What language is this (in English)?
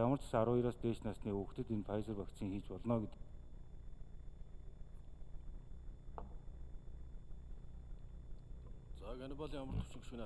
Turkish